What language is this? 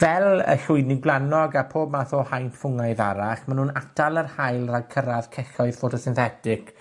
Welsh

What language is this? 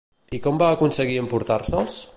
Catalan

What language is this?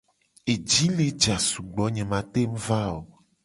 Gen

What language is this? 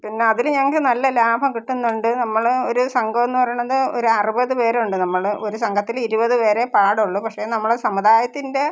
Malayalam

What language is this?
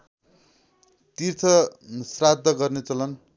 Nepali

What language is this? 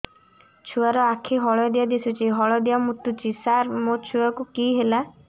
Odia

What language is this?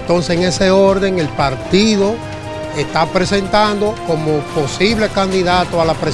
Spanish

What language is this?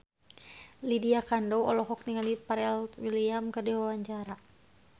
Sundanese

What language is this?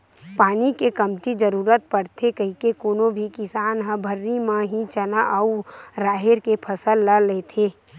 Chhattisgarhi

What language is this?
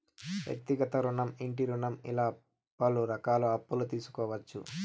Telugu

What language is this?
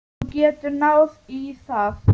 Icelandic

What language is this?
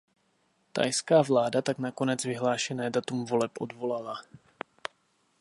Czech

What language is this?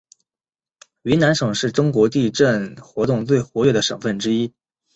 Chinese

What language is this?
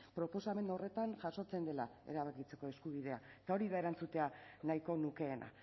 Basque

